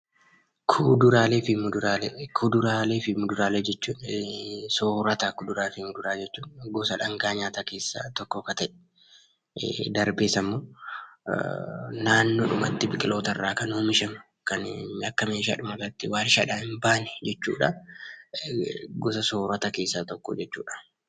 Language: Oromo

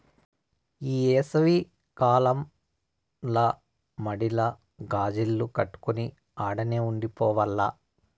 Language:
Telugu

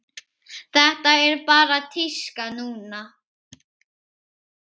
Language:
Icelandic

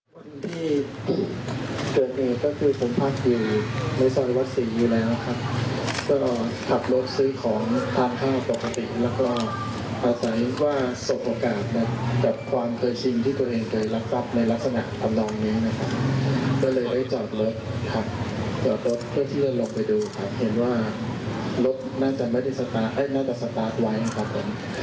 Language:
Thai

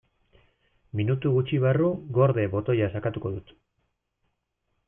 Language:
Basque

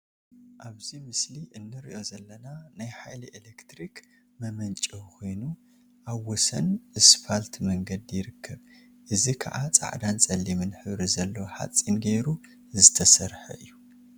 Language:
Tigrinya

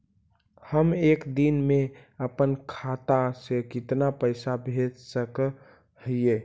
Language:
Magahi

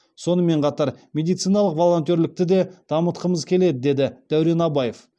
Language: Kazakh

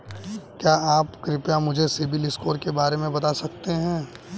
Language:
Hindi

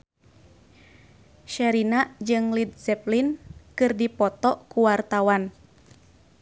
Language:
Sundanese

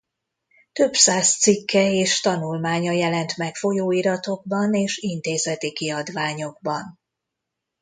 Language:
Hungarian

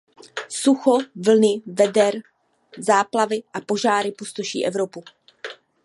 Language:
Czech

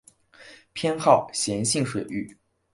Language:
Chinese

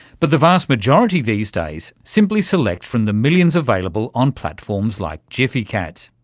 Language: English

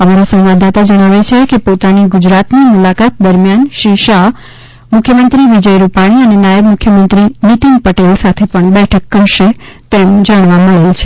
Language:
Gujarati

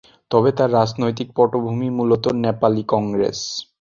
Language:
Bangla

